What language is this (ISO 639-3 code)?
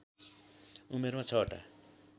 nep